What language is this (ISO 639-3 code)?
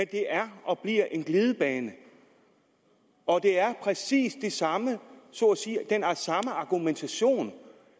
dan